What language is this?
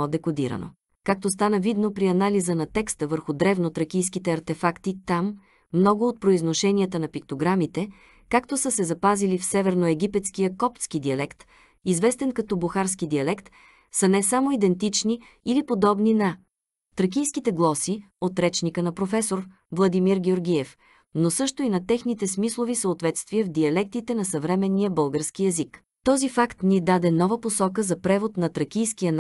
Bulgarian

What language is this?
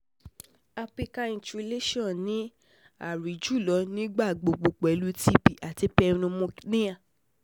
Yoruba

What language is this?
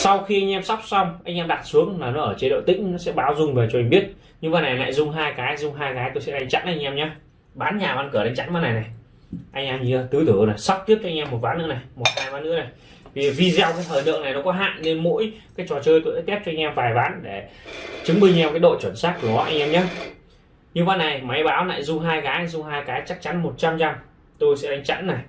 Vietnamese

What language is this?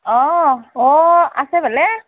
Assamese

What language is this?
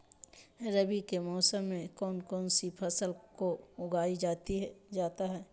Magahi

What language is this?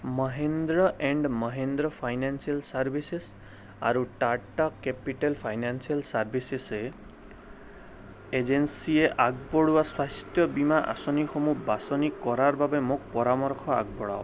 Assamese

